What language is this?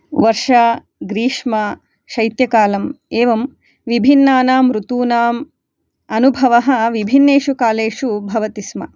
Sanskrit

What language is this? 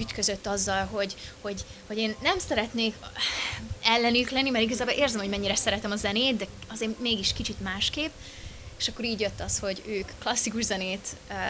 Hungarian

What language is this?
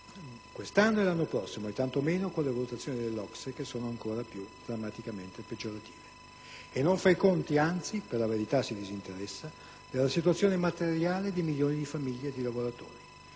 Italian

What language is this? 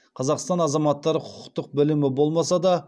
Kazakh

